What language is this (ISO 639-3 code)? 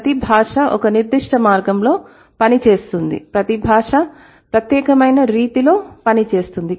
tel